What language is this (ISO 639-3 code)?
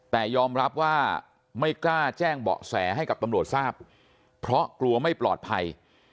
tha